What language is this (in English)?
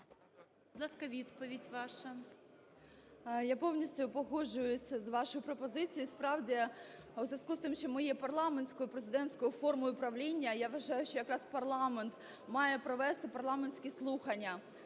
Ukrainian